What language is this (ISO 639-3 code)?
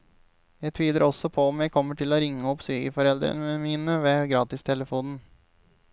nor